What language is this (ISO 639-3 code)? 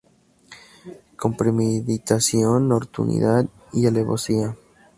spa